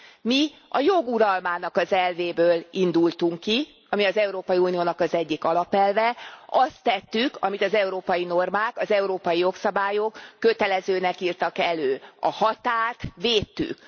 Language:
Hungarian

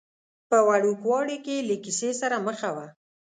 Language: Pashto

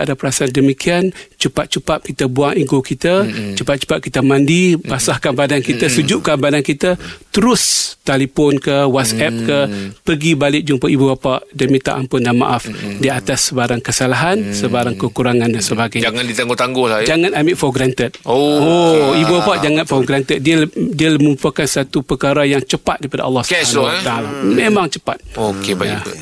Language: Malay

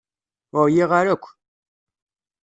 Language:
Kabyle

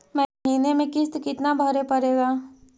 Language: Magahi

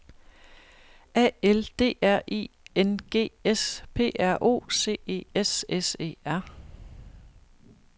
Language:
Danish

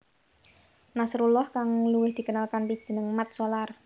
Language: Javanese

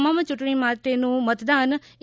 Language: Gujarati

